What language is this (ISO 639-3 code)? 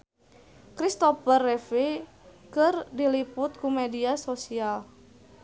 sun